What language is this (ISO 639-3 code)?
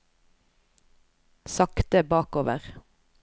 nor